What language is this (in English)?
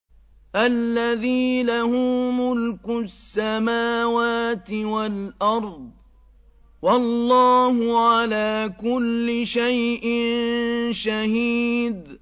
Arabic